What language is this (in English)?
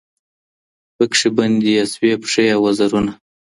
Pashto